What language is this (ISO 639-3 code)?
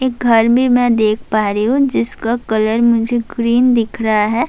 urd